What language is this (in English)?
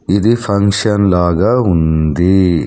Telugu